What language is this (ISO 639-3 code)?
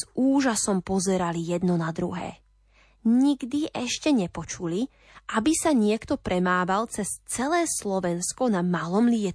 slk